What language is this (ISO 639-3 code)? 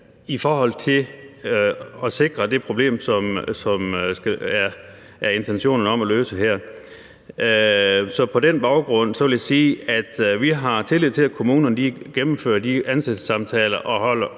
dan